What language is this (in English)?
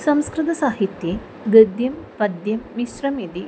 Sanskrit